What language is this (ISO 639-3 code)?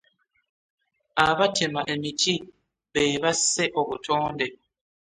lug